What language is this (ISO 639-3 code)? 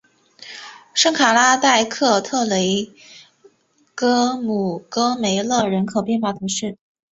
zho